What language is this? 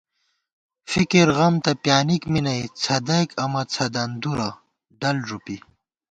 Gawar-Bati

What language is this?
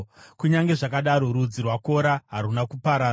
Shona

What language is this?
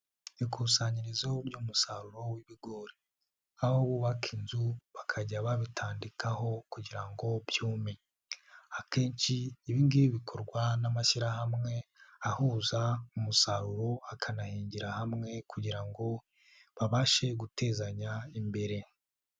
Kinyarwanda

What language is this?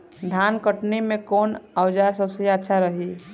Bhojpuri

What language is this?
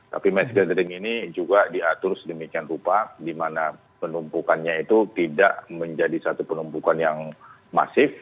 Indonesian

